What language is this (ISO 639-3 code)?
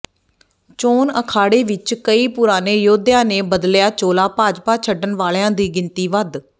pan